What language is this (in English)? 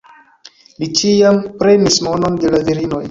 Esperanto